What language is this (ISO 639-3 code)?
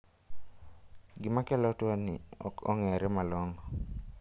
luo